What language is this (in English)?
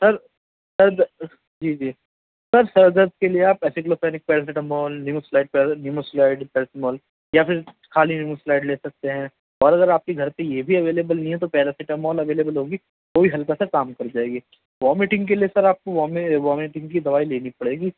Urdu